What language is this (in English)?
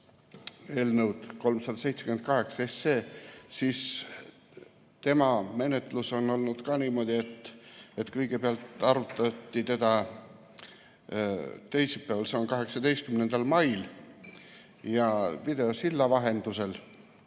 Estonian